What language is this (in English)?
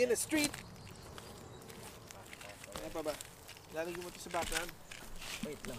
Filipino